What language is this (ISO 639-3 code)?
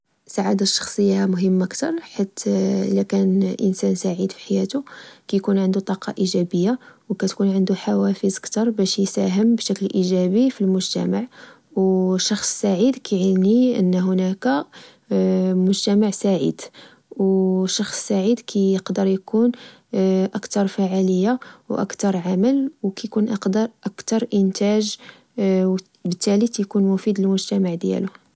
ary